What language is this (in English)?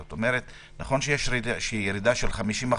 Hebrew